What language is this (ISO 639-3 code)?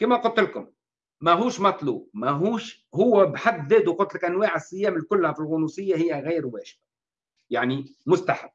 ara